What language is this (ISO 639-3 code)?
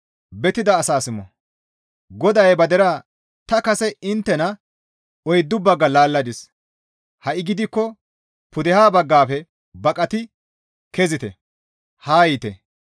gmv